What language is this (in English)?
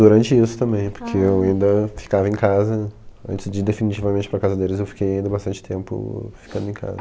Portuguese